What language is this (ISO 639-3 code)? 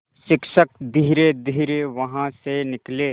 hin